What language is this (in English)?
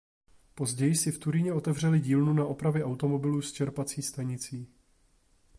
Czech